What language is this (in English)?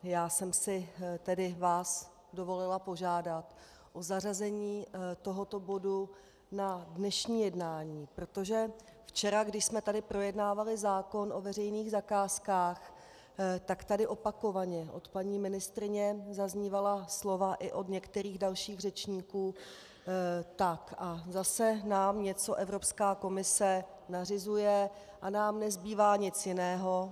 Czech